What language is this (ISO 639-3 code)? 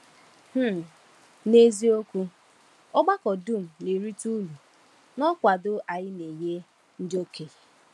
ibo